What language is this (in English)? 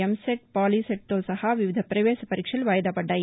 Telugu